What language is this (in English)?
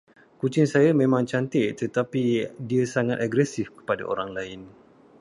Malay